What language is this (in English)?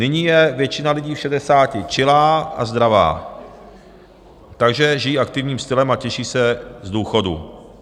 Czech